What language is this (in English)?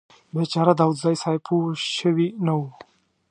Pashto